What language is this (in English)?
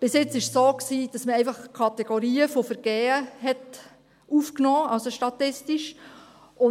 Swiss German